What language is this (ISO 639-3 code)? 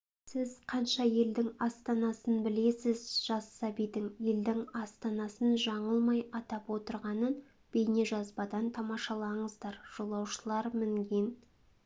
kaz